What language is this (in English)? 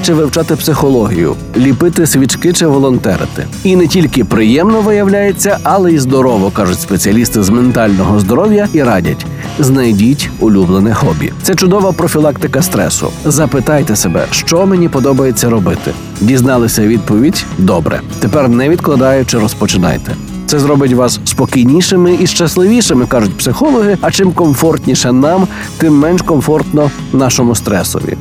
Ukrainian